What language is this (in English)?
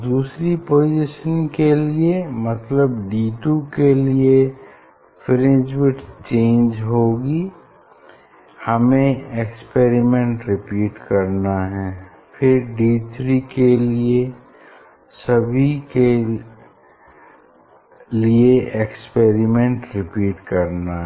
Hindi